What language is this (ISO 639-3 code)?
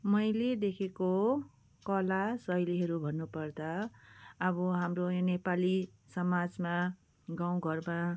nep